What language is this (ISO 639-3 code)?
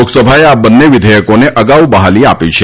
guj